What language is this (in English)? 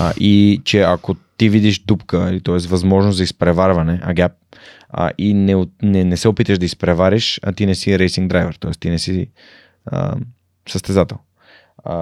Bulgarian